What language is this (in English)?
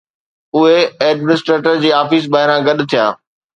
Sindhi